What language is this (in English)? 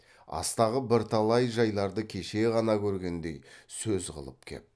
Kazakh